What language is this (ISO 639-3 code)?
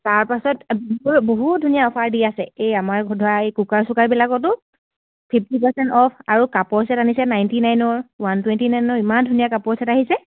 asm